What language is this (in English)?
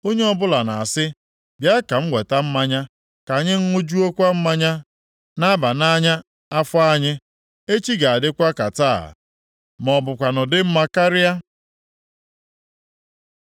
Igbo